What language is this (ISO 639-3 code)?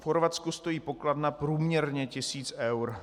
ces